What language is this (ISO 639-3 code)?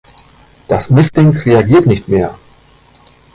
deu